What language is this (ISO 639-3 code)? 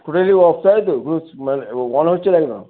ben